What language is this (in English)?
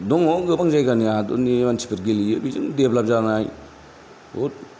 Bodo